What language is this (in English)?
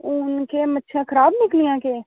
Dogri